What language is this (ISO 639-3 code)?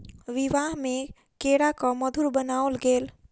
mai